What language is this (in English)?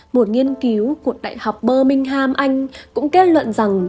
Vietnamese